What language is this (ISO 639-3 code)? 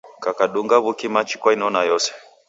dav